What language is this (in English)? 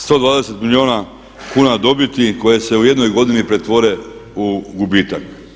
Croatian